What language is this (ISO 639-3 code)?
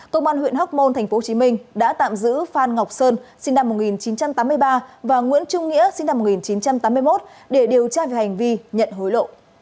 vie